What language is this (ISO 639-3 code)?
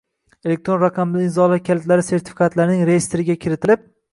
uzb